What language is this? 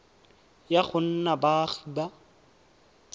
Tswana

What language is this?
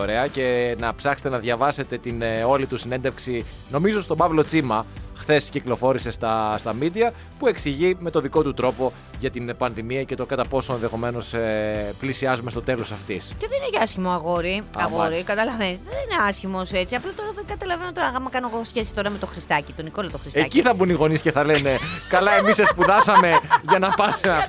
Greek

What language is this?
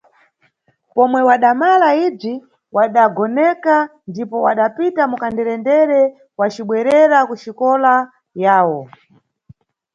Nyungwe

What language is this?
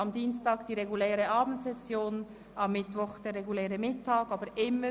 Swiss German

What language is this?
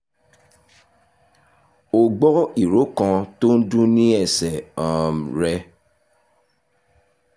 Yoruba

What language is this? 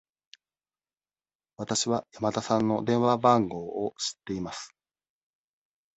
Japanese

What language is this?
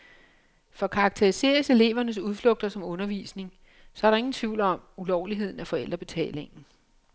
Danish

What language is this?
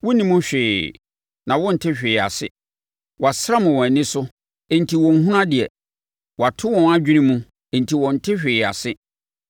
Akan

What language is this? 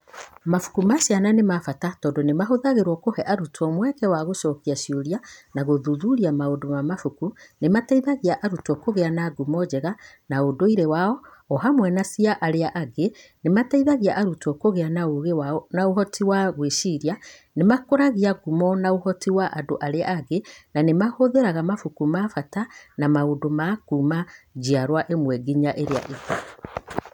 Kikuyu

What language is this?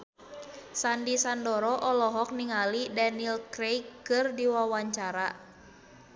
Sundanese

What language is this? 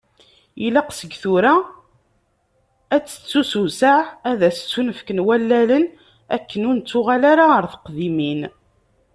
Kabyle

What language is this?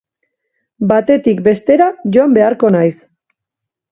Basque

